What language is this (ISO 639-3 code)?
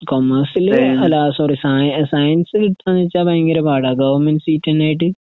mal